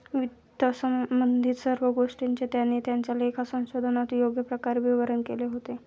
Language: Marathi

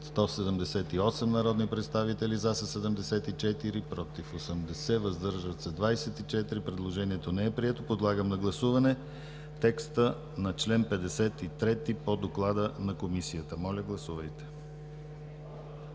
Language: Bulgarian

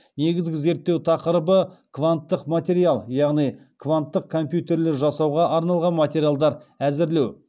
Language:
Kazakh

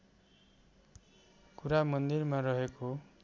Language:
Nepali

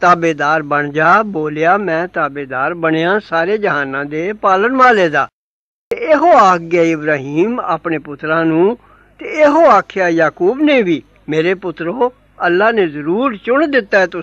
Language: Arabic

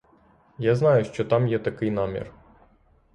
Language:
Ukrainian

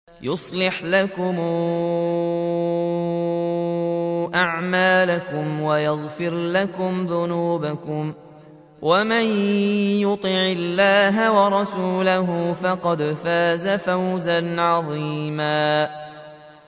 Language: Arabic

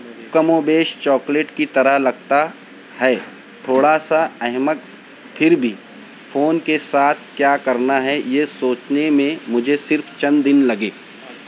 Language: Urdu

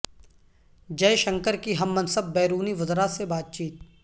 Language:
Urdu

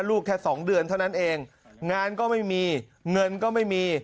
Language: Thai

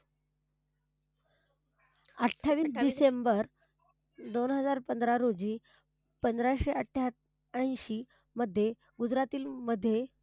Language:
Marathi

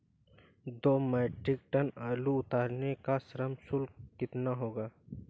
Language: Hindi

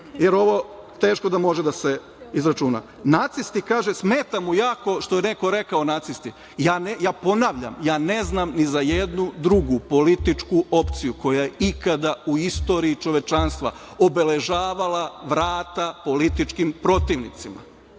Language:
Serbian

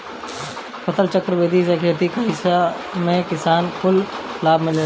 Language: Bhojpuri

